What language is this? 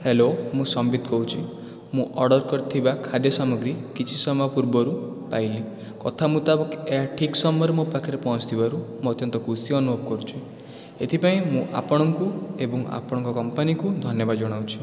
Odia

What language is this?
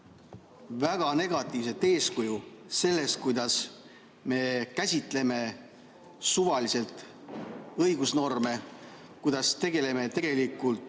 Estonian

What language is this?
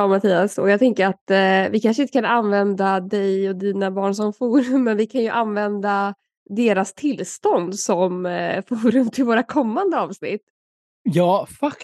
Swedish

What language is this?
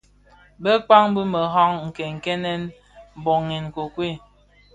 Bafia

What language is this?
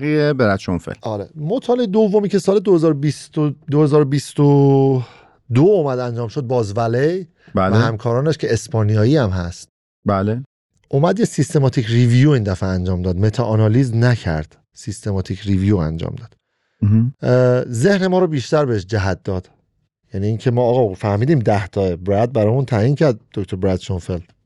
Persian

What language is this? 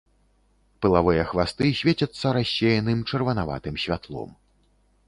Belarusian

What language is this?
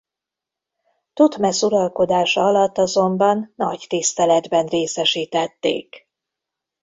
Hungarian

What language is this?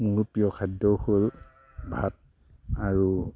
Assamese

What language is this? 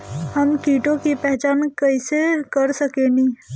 Bhojpuri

